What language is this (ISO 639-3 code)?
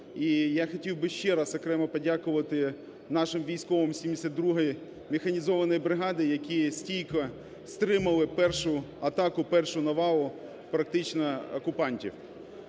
ukr